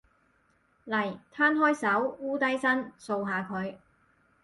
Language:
Cantonese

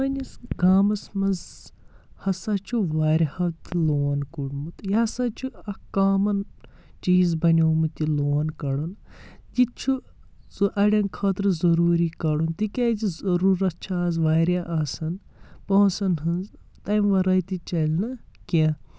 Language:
Kashmiri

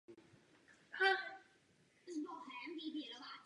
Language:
Czech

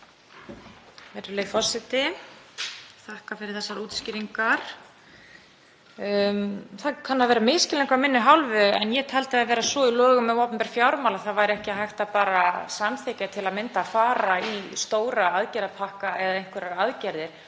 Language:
Icelandic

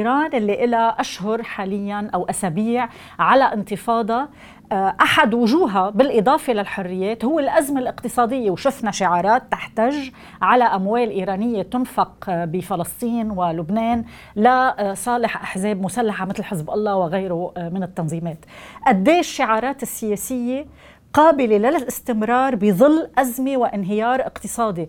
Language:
Arabic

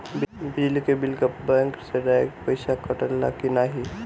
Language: Bhojpuri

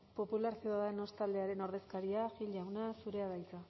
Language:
Basque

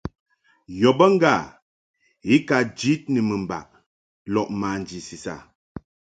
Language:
Mungaka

